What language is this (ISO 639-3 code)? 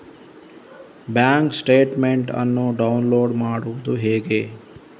kan